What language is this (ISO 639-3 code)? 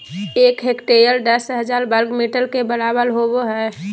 mag